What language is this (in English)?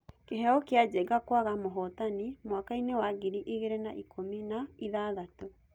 Kikuyu